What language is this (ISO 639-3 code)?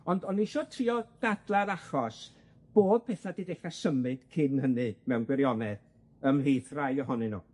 cym